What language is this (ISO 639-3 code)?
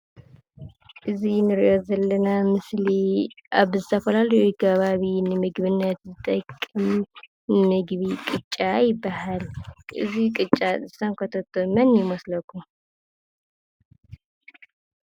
tir